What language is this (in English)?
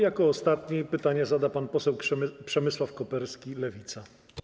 Polish